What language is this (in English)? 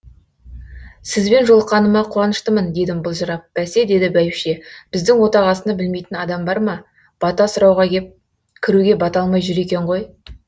Kazakh